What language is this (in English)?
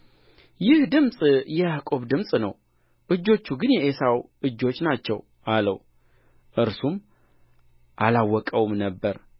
Amharic